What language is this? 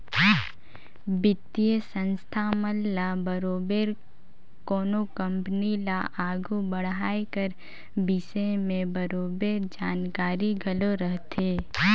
Chhattisgarhi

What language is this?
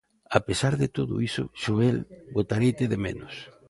Galician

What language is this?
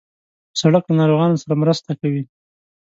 Pashto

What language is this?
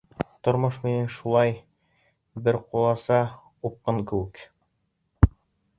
Bashkir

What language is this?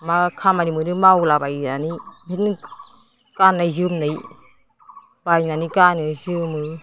Bodo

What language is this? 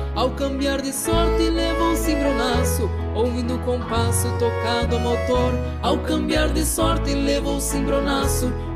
Portuguese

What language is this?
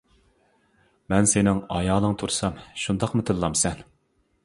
Uyghur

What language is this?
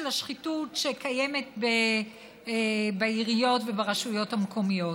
Hebrew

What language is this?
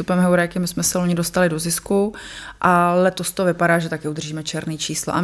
Czech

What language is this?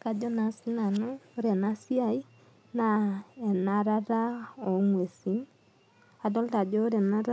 Masai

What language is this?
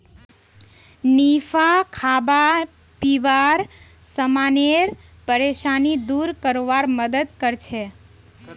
Magahi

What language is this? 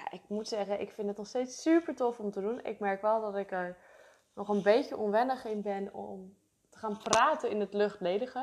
Dutch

